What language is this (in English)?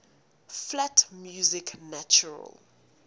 English